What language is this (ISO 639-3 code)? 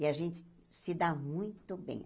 por